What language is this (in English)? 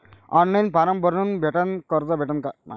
Marathi